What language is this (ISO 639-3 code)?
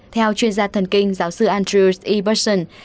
vie